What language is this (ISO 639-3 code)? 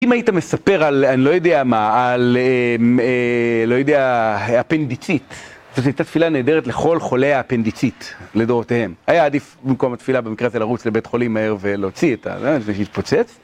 heb